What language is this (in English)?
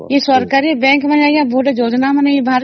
Odia